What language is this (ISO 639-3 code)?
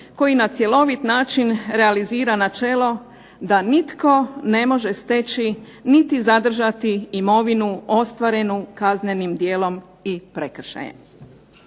hrv